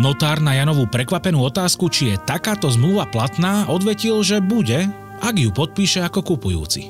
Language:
Slovak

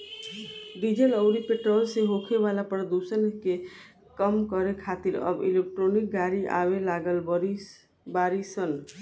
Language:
Bhojpuri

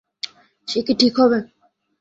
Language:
Bangla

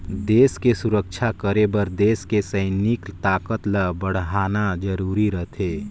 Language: Chhattisgarhi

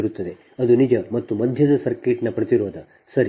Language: Kannada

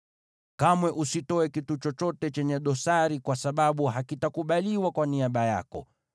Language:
Swahili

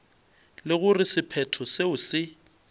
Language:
Northern Sotho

